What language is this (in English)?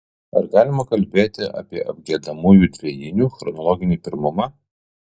Lithuanian